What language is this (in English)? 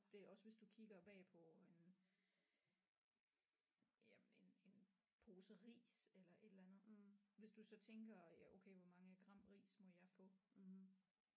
Danish